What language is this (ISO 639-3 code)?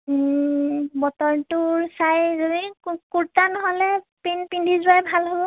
asm